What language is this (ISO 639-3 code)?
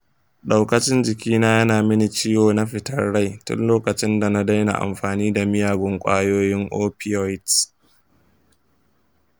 hau